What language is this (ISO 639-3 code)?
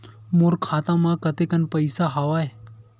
hne